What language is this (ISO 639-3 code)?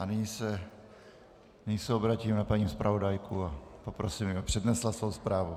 ces